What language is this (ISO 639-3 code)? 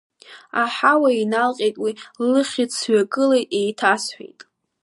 abk